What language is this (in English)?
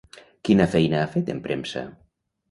Catalan